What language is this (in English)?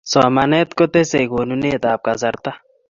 Kalenjin